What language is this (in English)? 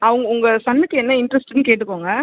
Tamil